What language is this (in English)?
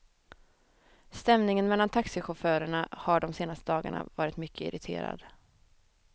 Swedish